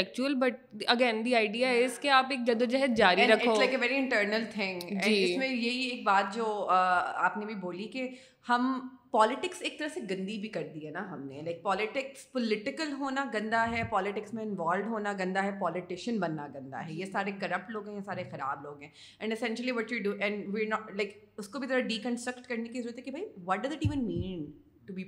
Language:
Urdu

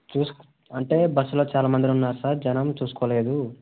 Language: Telugu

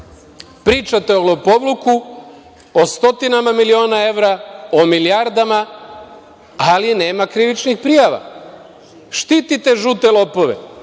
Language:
Serbian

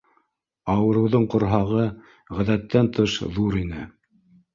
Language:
Bashkir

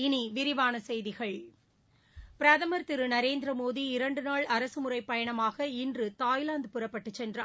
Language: Tamil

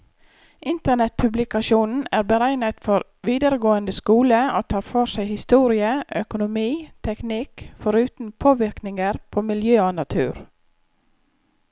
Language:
Norwegian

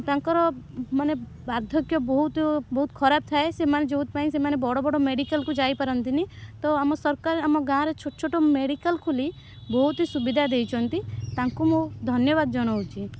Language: Odia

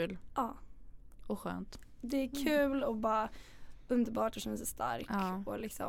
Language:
Swedish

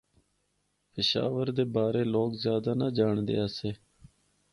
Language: Northern Hindko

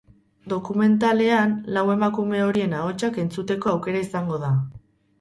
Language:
Basque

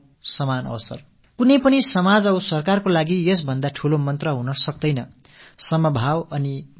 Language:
Tamil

